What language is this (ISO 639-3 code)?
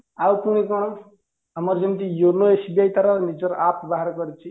ori